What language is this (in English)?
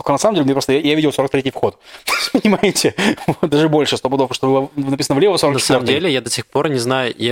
Russian